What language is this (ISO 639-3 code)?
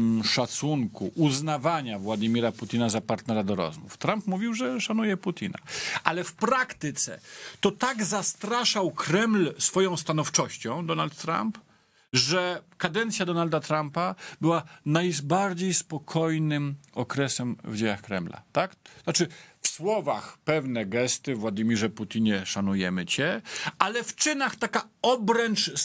pol